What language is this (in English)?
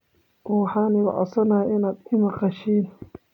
Somali